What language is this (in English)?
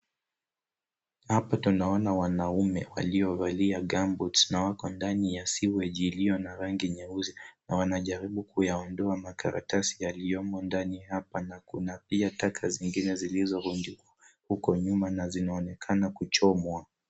Swahili